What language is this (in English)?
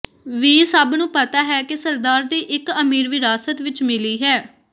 Punjabi